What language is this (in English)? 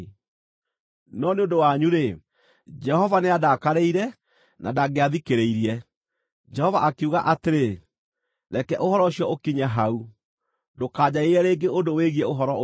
Kikuyu